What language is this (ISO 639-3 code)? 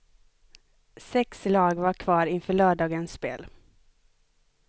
swe